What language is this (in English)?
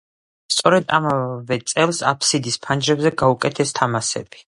Georgian